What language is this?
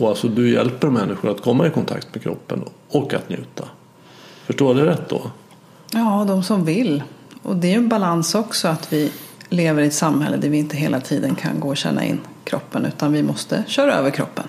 Swedish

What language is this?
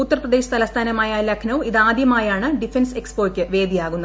Malayalam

